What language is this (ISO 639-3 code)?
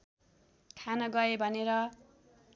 nep